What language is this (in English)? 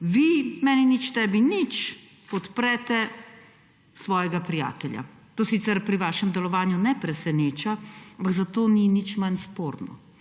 Slovenian